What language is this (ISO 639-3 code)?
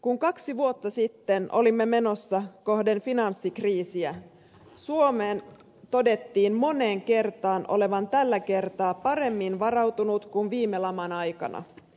fin